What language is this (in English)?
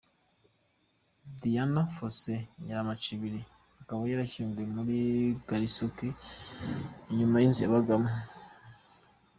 Kinyarwanda